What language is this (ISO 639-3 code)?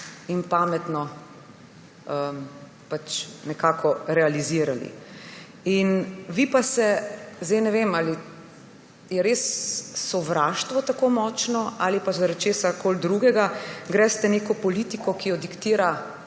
slv